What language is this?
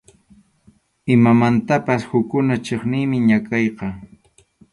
Arequipa-La Unión Quechua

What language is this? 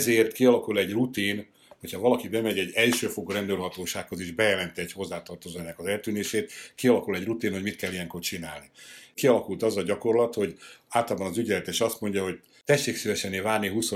Hungarian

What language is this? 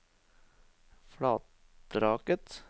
Norwegian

